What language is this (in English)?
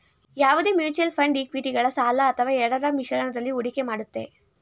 Kannada